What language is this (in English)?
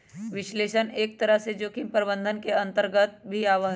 Magahi